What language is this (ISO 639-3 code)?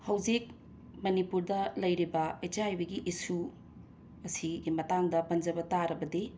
mni